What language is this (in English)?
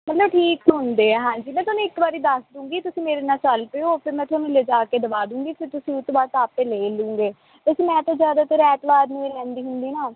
Punjabi